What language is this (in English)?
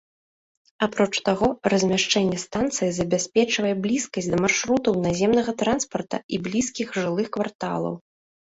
Belarusian